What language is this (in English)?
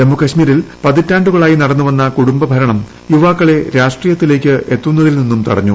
Malayalam